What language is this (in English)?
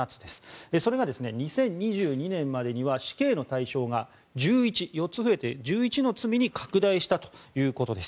Japanese